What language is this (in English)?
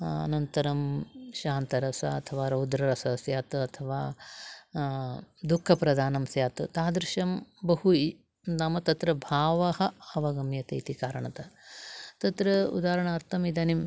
Sanskrit